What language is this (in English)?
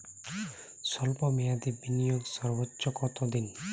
Bangla